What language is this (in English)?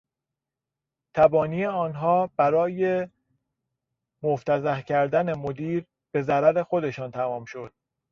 Persian